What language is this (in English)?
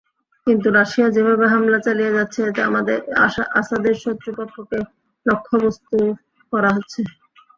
Bangla